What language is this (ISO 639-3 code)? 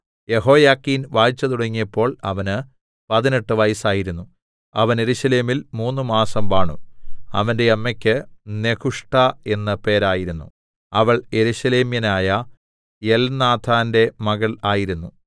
mal